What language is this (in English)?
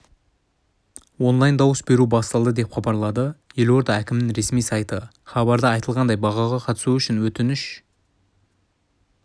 Kazakh